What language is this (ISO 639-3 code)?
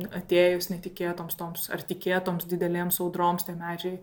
lit